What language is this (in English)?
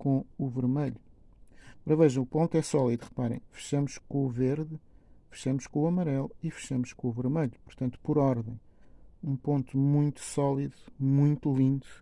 Portuguese